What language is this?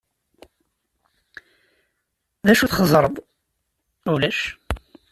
Kabyle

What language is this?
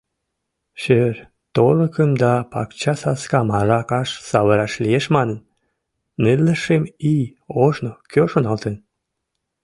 Mari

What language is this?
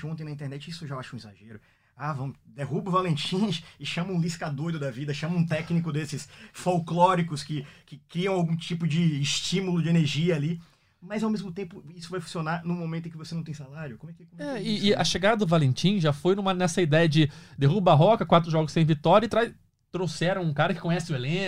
Portuguese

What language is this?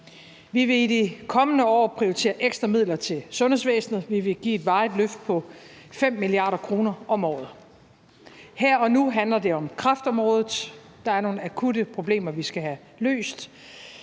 Danish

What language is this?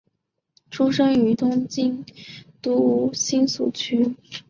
Chinese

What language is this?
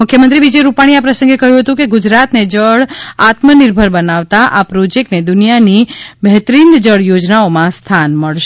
Gujarati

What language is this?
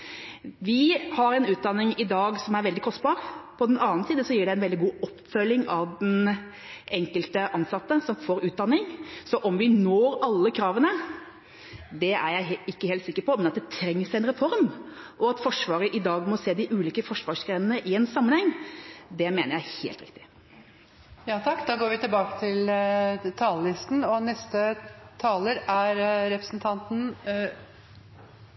Norwegian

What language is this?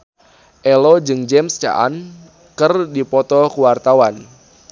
Sundanese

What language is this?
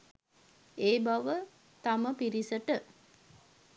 Sinhala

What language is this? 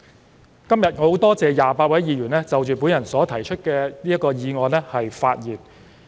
Cantonese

